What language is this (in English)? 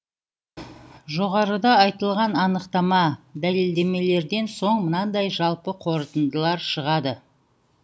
Kazakh